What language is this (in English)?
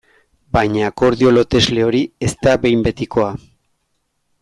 Basque